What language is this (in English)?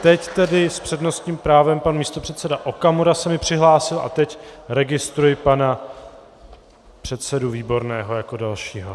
Czech